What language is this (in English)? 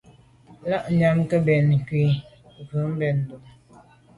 Medumba